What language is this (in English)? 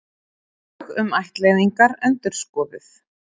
Icelandic